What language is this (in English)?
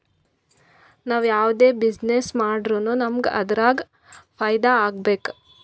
Kannada